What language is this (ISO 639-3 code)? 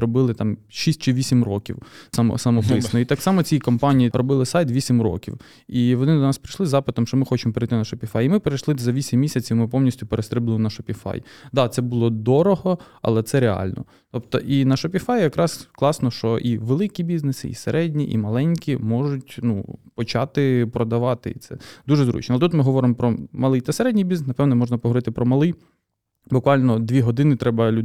ukr